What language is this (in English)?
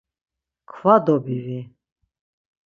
Laz